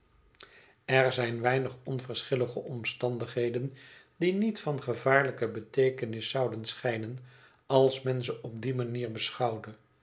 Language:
Dutch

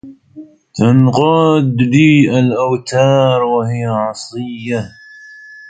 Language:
Arabic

